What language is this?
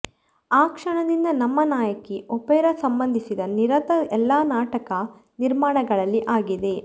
Kannada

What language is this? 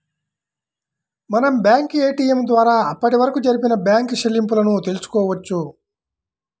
Telugu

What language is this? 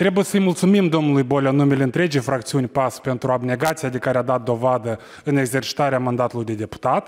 Romanian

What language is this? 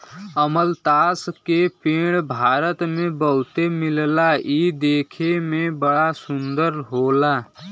Bhojpuri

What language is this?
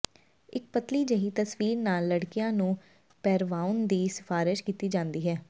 Punjabi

